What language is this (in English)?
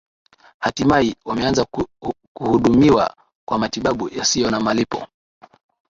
Swahili